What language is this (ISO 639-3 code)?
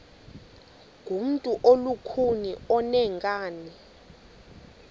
xho